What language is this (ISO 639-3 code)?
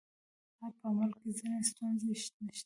pus